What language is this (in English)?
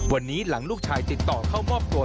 Thai